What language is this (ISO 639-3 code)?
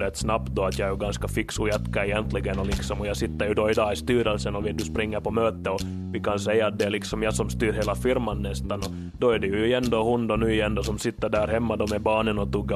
swe